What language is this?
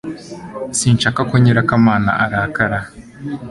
Kinyarwanda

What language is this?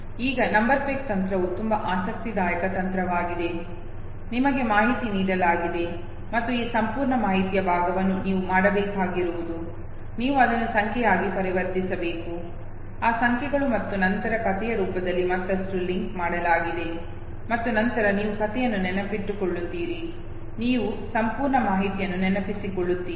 Kannada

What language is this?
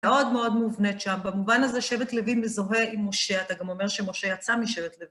Hebrew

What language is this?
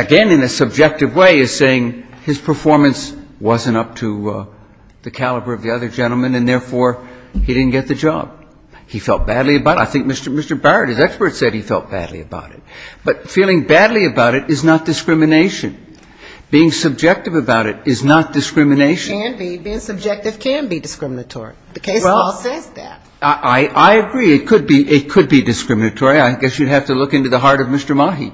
English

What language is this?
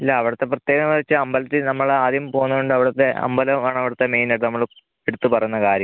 Malayalam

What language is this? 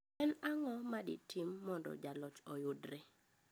Luo (Kenya and Tanzania)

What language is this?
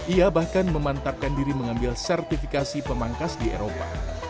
Indonesian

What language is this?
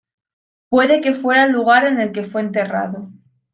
Spanish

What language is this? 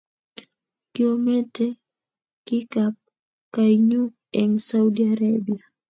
Kalenjin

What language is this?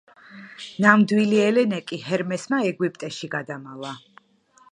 Georgian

